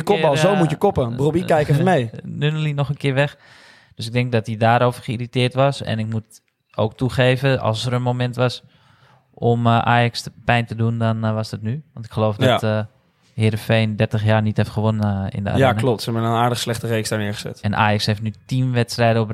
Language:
Dutch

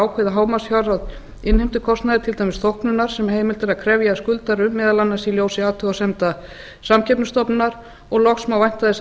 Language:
Icelandic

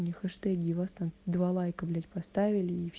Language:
Russian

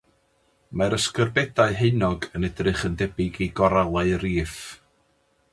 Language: Welsh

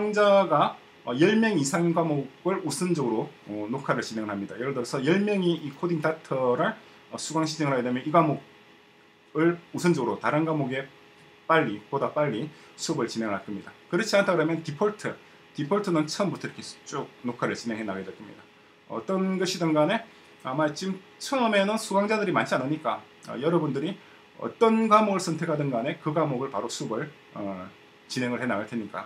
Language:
Korean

